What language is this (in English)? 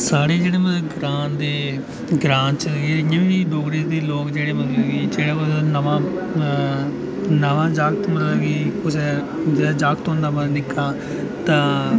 Dogri